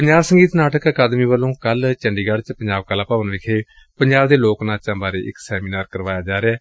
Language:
Punjabi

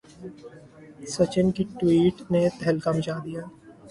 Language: Urdu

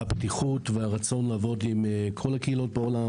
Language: Hebrew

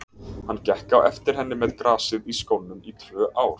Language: Icelandic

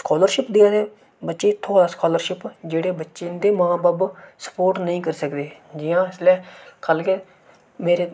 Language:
Dogri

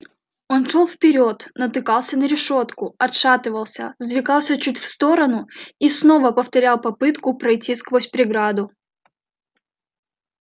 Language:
Russian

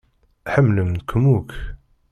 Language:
Kabyle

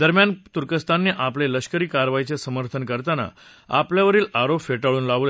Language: Marathi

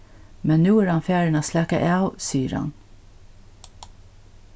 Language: Faroese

